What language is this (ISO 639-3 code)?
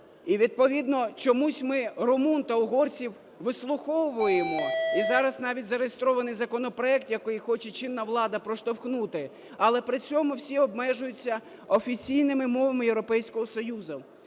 ukr